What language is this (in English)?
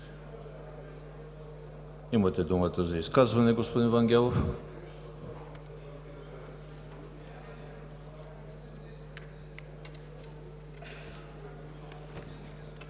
Bulgarian